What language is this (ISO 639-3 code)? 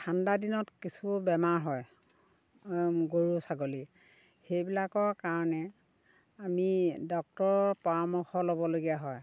asm